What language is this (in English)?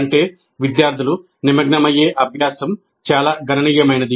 Telugu